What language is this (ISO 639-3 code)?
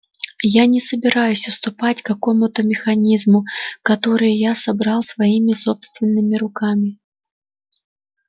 rus